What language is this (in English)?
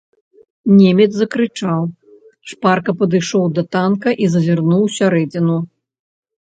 Belarusian